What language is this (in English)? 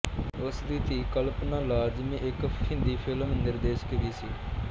Punjabi